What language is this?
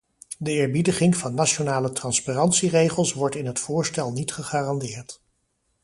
Dutch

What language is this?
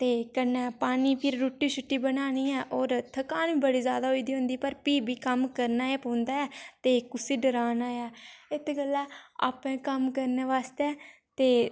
Dogri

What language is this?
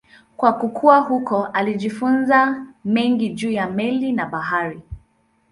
Swahili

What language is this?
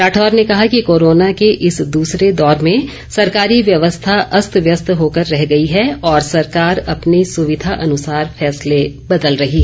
Hindi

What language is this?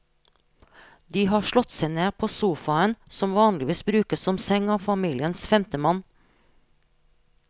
Norwegian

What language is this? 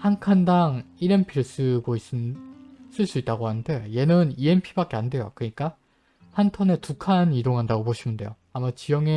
Korean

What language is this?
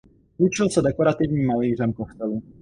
Czech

